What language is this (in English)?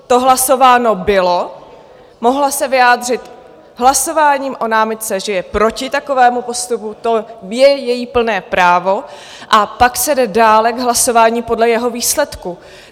Czech